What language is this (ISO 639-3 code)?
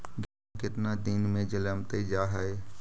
mag